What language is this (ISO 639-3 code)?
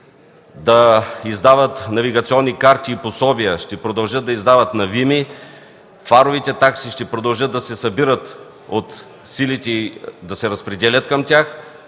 bul